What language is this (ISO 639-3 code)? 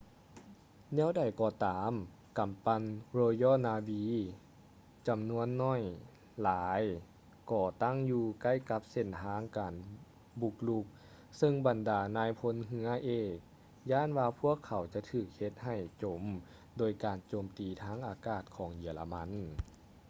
lao